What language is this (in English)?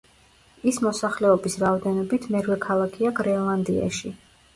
Georgian